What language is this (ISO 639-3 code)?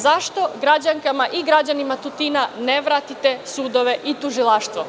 srp